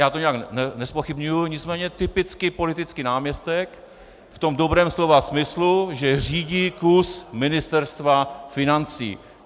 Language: Czech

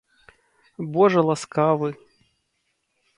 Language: Belarusian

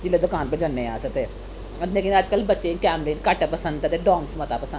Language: Dogri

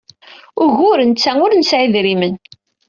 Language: Kabyle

